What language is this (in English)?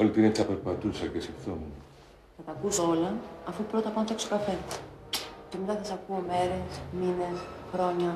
Greek